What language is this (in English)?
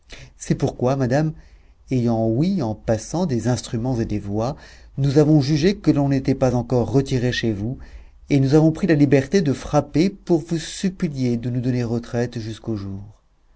French